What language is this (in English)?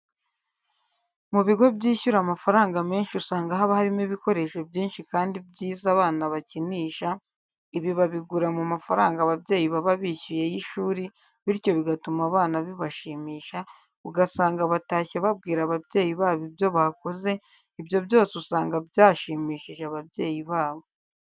Kinyarwanda